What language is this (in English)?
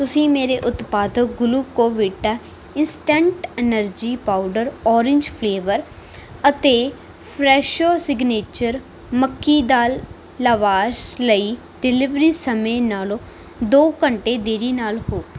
Punjabi